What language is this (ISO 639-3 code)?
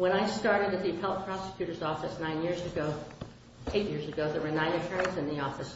eng